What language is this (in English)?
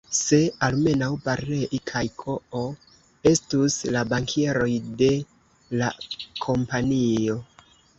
Esperanto